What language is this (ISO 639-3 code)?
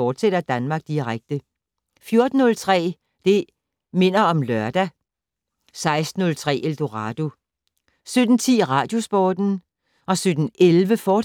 dan